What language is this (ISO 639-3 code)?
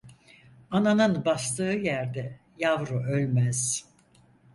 tur